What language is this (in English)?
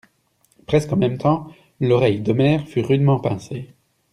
French